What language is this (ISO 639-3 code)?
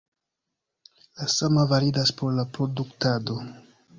epo